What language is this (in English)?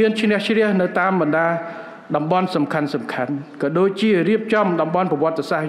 Vietnamese